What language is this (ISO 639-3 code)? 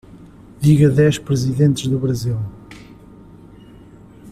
por